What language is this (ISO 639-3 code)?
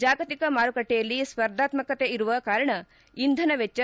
kan